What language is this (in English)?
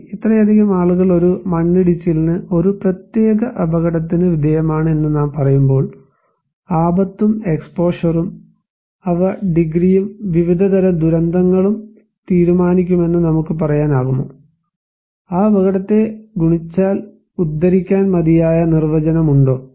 Malayalam